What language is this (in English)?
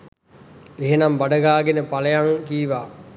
Sinhala